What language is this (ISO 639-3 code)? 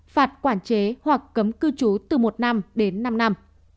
vie